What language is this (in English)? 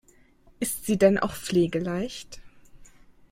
German